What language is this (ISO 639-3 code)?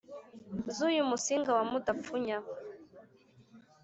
kin